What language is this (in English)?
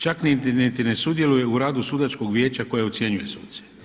Croatian